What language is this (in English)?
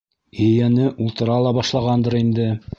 Bashkir